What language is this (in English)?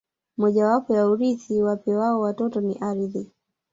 Swahili